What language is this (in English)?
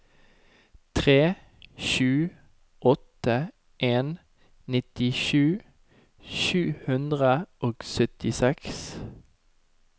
Norwegian